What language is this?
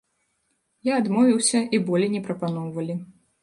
Belarusian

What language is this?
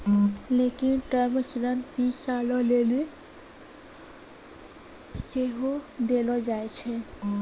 Maithili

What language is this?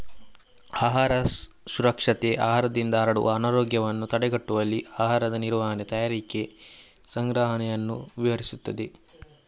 Kannada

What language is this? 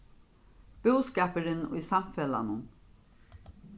Faroese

